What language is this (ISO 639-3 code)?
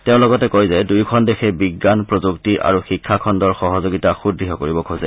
asm